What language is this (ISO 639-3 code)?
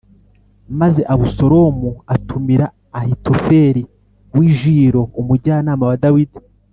kin